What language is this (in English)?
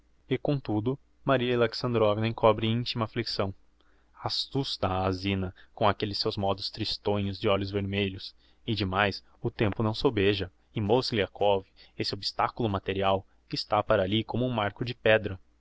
Portuguese